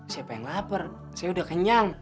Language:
Indonesian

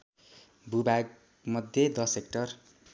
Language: Nepali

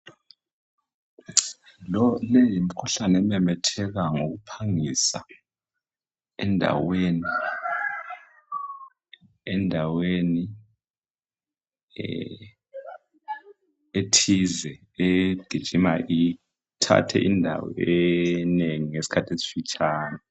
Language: North Ndebele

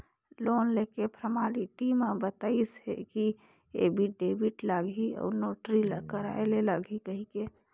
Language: Chhattisgarhi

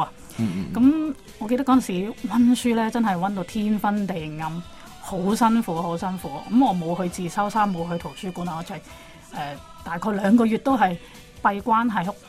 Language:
Chinese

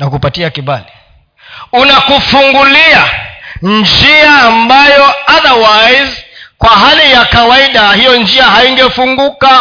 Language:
Swahili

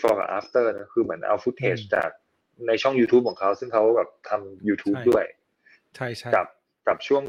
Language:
Thai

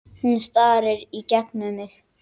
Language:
Icelandic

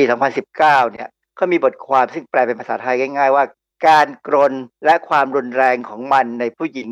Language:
Thai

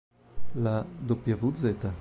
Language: Italian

